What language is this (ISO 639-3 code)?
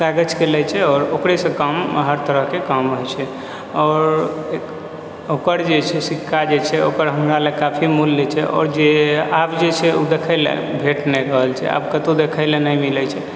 mai